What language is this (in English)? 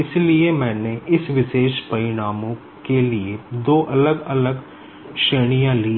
Hindi